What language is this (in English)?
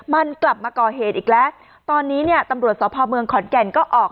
Thai